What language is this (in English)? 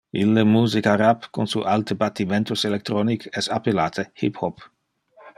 Interlingua